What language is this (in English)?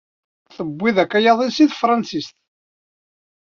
Kabyle